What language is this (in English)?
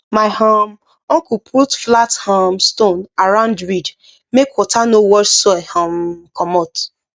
Nigerian Pidgin